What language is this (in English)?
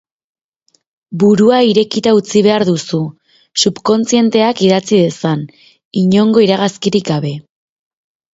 Basque